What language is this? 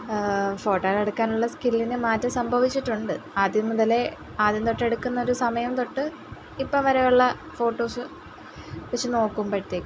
Malayalam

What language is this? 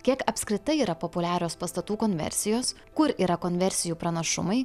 Lithuanian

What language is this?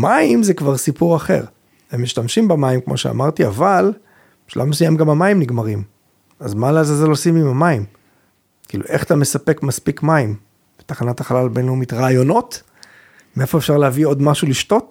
Hebrew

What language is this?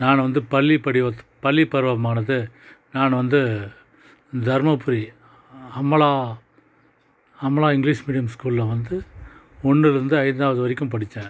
Tamil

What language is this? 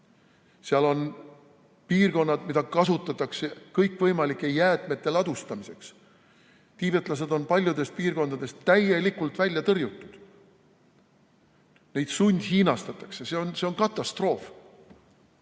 Estonian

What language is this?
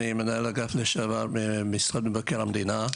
Hebrew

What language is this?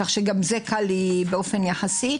Hebrew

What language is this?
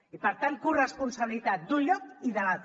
Catalan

